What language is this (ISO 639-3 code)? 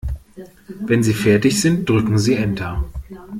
deu